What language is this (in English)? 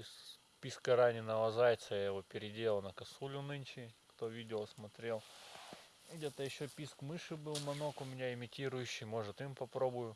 Russian